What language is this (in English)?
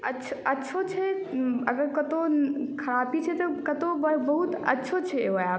Maithili